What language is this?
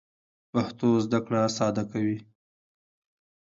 Pashto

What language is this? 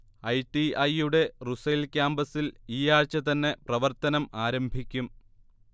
Malayalam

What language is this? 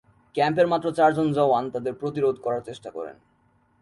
Bangla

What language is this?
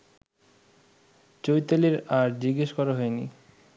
Bangla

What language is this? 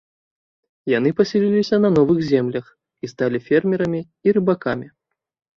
Belarusian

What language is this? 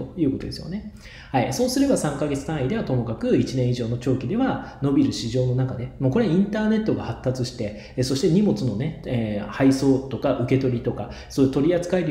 Japanese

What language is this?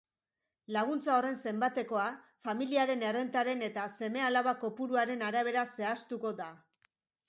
Basque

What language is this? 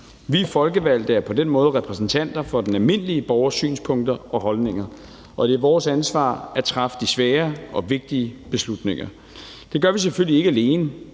Danish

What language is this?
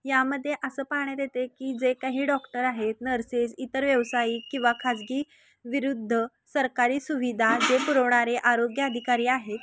Marathi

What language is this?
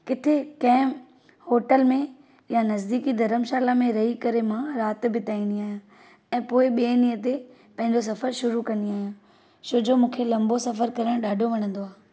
Sindhi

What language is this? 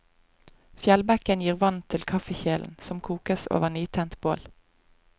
Norwegian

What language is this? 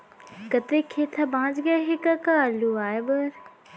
Chhattisgarhi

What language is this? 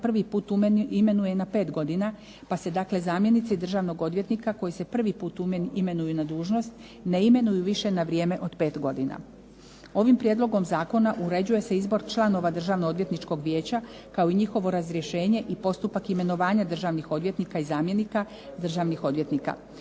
Croatian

